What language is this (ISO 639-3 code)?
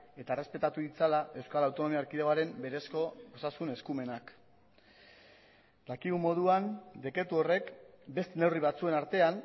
eus